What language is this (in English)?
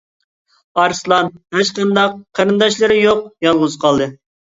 Uyghur